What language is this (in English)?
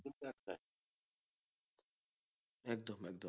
Bangla